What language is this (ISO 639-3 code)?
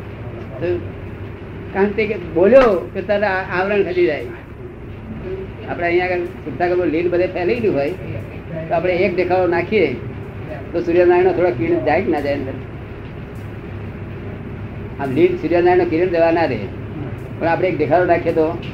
guj